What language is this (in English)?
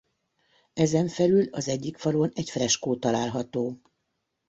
Hungarian